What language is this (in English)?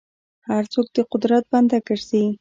Pashto